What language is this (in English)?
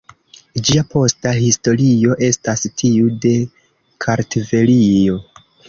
Esperanto